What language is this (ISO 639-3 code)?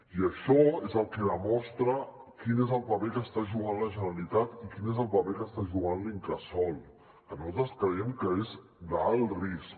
cat